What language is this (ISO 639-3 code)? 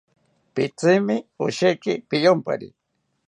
cpy